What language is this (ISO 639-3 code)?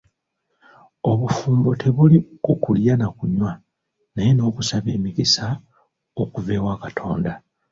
lug